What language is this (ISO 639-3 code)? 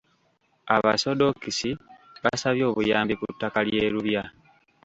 lug